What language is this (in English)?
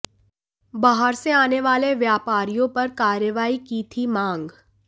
Hindi